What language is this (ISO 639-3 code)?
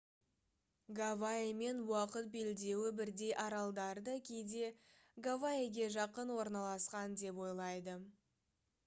kaz